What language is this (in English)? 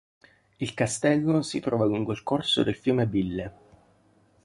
Italian